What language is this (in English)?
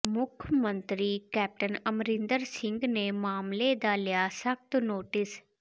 Punjabi